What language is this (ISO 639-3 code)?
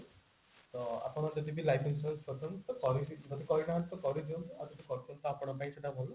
ori